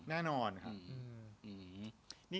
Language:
Thai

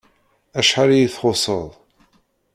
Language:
Kabyle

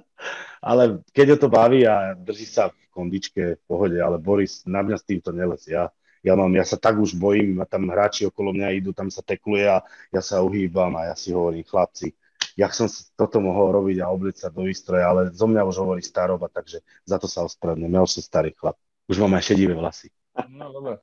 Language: Slovak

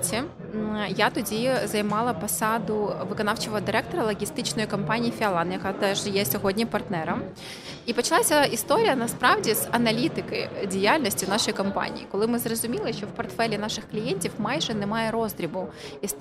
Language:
Ukrainian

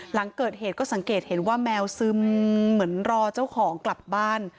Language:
Thai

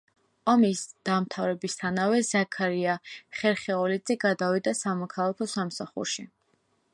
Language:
Georgian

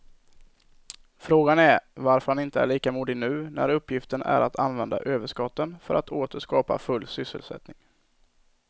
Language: Swedish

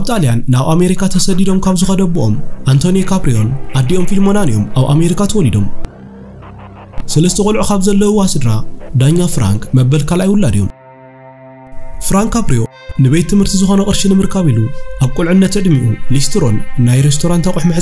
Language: Arabic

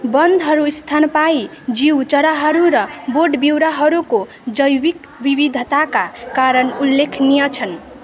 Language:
Nepali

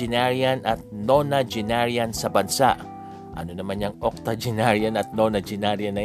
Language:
Filipino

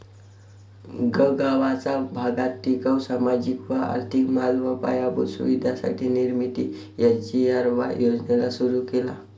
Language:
Marathi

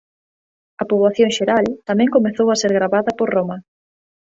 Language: Galician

